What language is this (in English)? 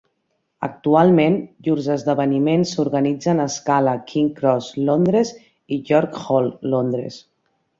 Catalan